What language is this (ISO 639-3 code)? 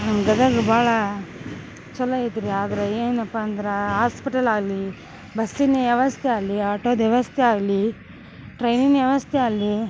kan